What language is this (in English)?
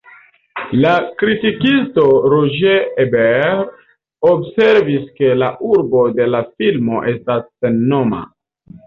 Esperanto